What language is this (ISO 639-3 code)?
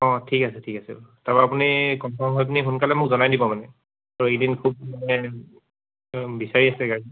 asm